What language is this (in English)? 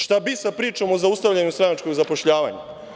Serbian